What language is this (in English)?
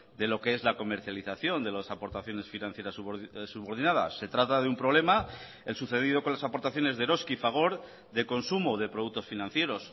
Spanish